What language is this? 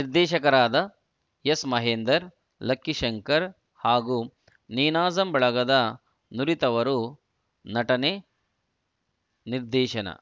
Kannada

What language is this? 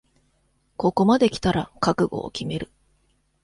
Japanese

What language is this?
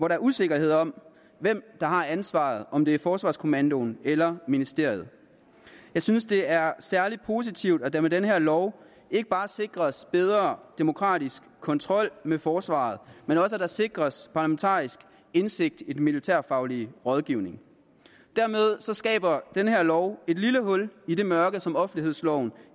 Danish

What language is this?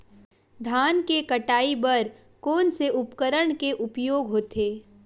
Chhattisgarhi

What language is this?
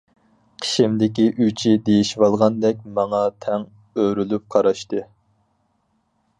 Uyghur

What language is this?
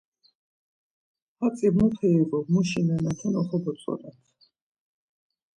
Laz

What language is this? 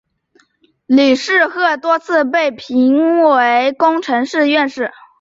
Chinese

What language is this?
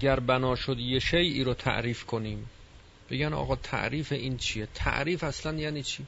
Persian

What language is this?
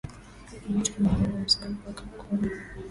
Swahili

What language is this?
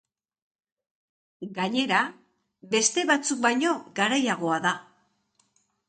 Basque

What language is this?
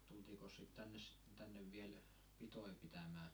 Finnish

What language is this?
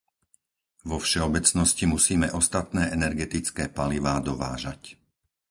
Slovak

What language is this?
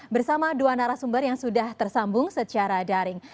Indonesian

